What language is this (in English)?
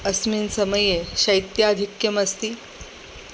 Sanskrit